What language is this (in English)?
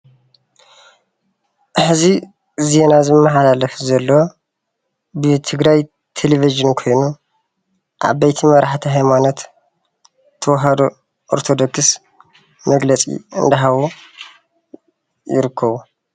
Tigrinya